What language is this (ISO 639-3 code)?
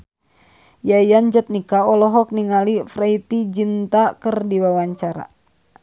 sun